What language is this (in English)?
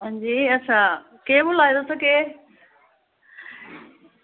Dogri